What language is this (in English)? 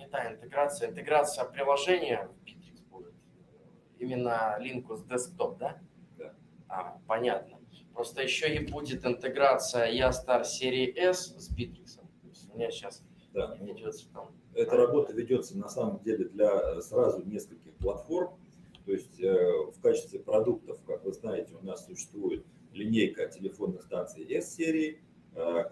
Russian